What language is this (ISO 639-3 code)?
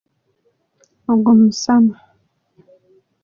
lug